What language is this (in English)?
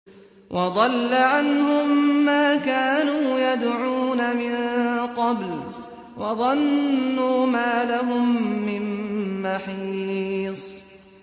Arabic